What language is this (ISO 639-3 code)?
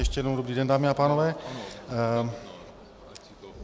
ces